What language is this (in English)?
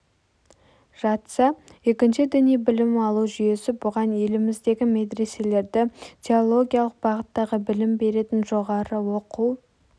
Kazakh